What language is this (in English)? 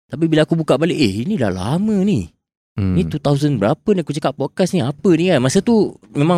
Malay